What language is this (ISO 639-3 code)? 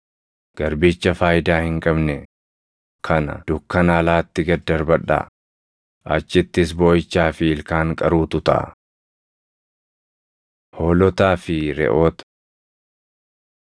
orm